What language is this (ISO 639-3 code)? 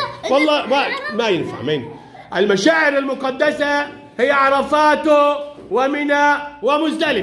ara